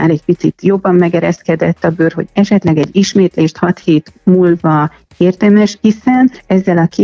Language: Hungarian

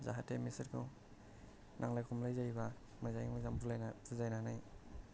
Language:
Bodo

